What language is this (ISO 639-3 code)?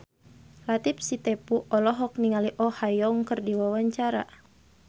sun